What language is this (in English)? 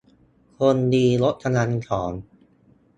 Thai